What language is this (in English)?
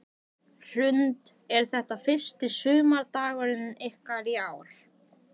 Icelandic